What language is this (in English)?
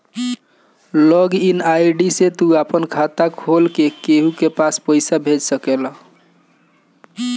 Bhojpuri